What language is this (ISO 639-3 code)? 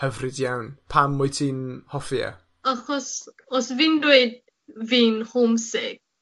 cym